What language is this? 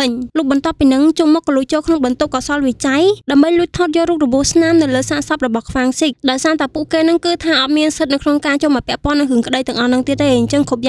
Thai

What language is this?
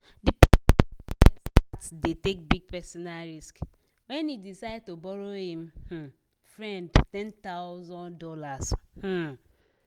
Nigerian Pidgin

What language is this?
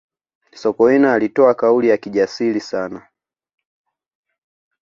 Swahili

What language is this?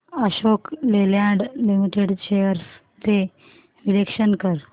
Marathi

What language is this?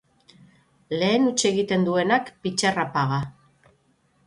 Basque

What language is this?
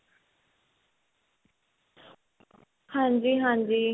Punjabi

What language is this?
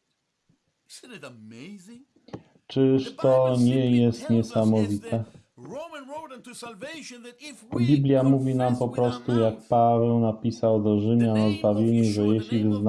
Polish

